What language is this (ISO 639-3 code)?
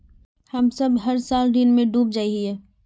mag